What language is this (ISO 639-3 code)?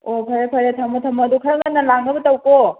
mni